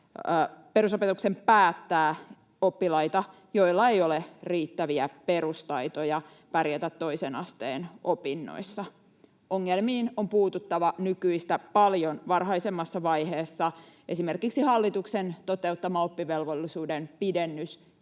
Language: Finnish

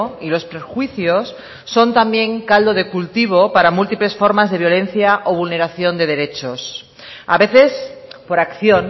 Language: Spanish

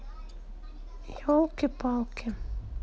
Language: Russian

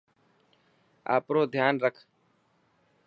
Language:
Dhatki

